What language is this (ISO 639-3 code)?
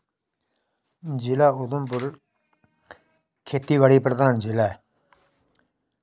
doi